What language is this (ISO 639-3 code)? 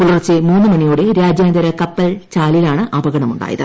mal